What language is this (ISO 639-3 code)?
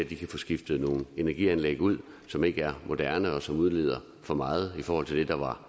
dan